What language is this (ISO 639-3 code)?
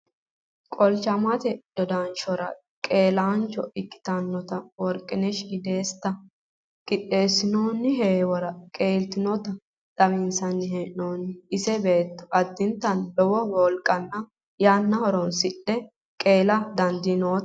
sid